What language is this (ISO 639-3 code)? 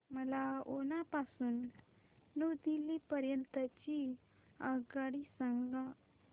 mar